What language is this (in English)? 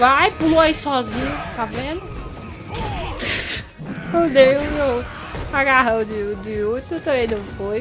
Portuguese